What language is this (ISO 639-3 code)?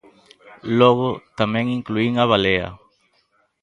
glg